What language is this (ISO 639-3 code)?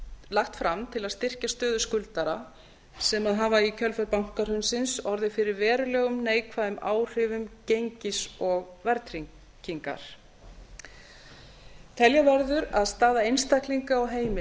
isl